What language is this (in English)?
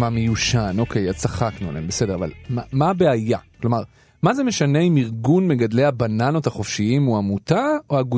Hebrew